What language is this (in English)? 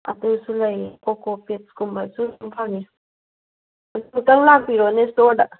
Manipuri